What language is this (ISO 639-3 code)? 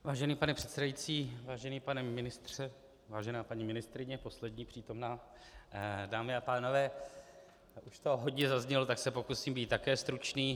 ces